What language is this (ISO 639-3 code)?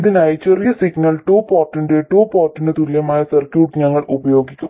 mal